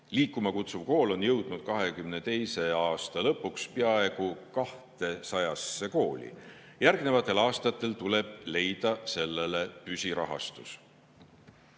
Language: Estonian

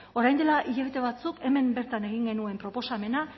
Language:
Basque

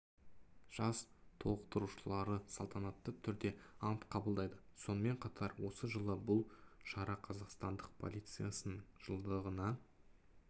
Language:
Kazakh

